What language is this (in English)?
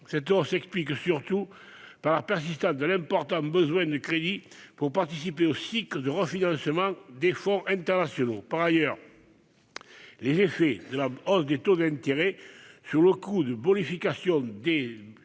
French